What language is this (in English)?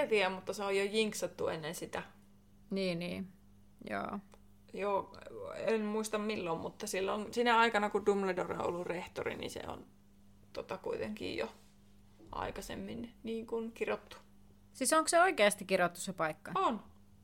Finnish